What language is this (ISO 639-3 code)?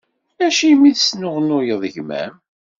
kab